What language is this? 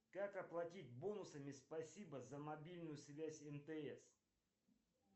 Russian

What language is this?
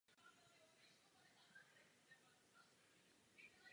Czech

